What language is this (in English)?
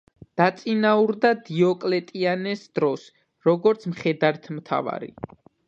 Georgian